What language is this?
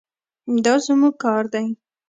Pashto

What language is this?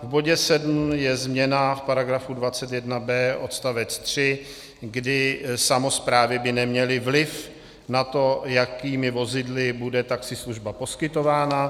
Czech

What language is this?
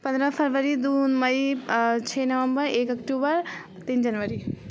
Maithili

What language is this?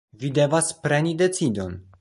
Esperanto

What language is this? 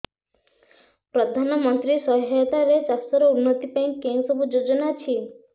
Odia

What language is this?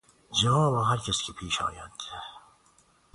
Persian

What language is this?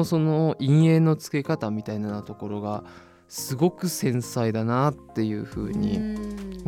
Japanese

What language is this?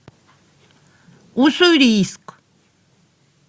Russian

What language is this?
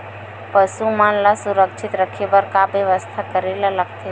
Chhattisgarhi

